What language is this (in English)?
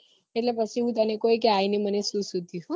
Gujarati